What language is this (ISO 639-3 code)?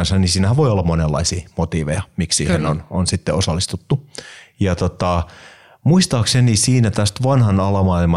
fin